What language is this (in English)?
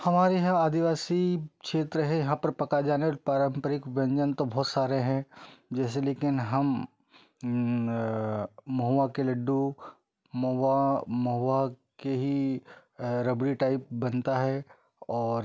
Hindi